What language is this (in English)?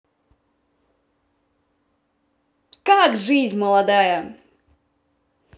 Russian